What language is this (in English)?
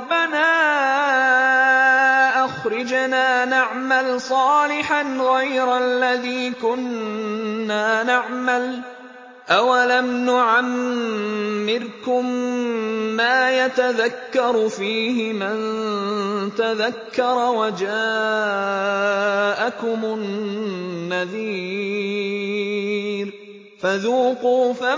Arabic